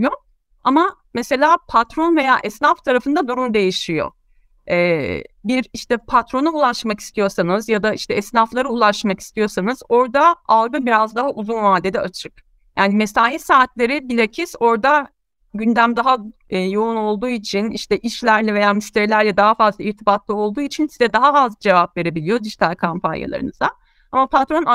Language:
Turkish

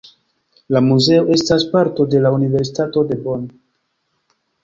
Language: Esperanto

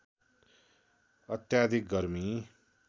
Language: Nepali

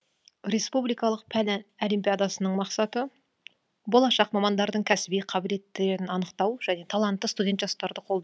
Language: Kazakh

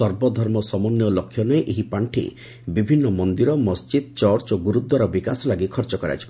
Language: Odia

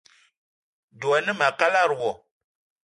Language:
Eton (Cameroon)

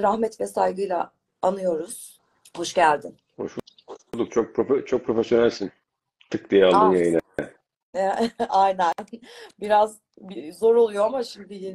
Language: Turkish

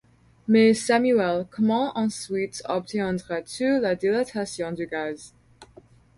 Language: French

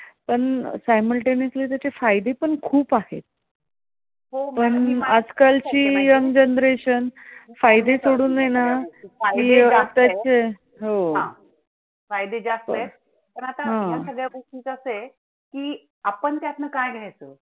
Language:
Marathi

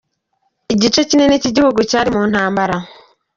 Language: Kinyarwanda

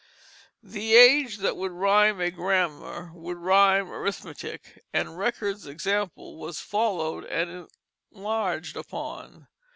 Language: English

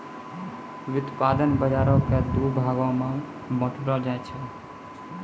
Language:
Maithili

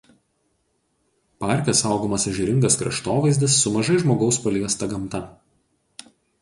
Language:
Lithuanian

